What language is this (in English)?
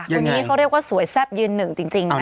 Thai